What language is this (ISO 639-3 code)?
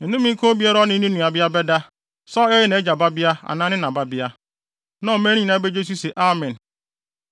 aka